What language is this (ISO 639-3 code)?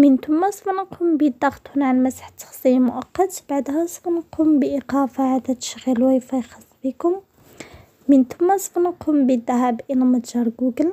ara